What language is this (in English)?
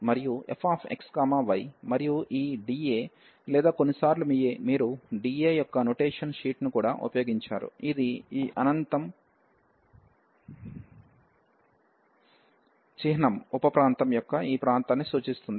Telugu